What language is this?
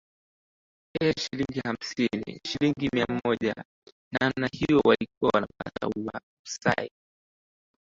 Swahili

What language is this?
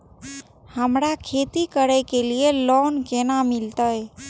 Maithili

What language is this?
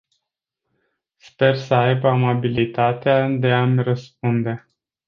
Romanian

